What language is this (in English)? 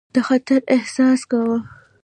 Pashto